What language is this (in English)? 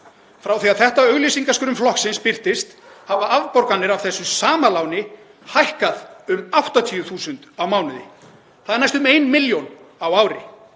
Icelandic